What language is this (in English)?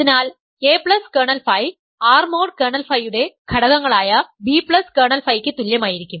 Malayalam